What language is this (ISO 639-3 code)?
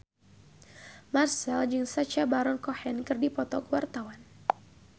sun